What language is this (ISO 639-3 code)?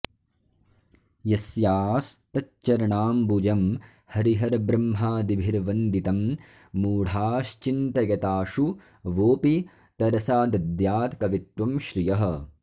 san